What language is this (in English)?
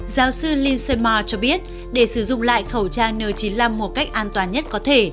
Vietnamese